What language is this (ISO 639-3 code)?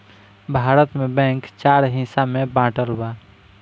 bho